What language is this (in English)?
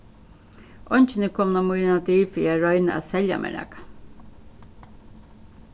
Faroese